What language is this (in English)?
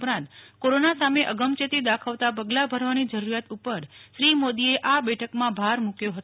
Gujarati